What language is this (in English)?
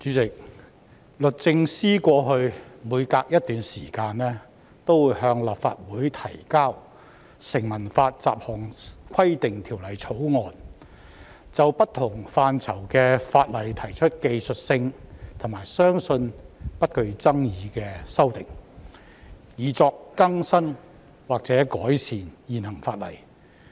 Cantonese